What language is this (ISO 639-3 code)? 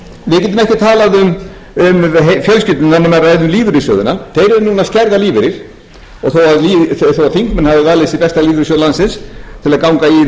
isl